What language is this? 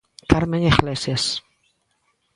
Galician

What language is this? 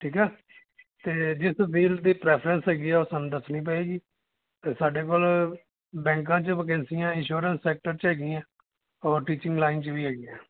Punjabi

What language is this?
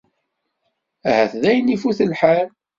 Kabyle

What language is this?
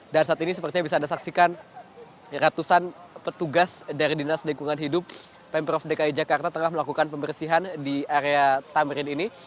Indonesian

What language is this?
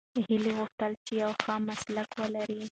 Pashto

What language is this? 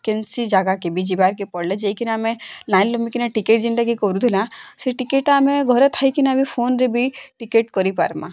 Odia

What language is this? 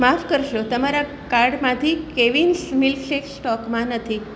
Gujarati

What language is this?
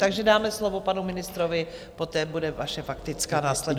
Czech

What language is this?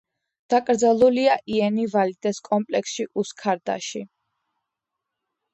Georgian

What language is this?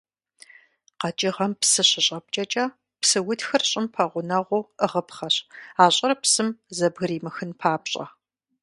Kabardian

